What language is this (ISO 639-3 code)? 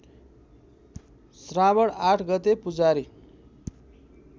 nep